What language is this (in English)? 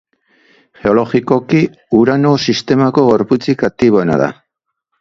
Basque